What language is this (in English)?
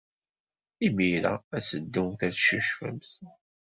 Kabyle